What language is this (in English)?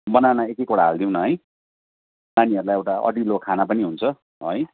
Nepali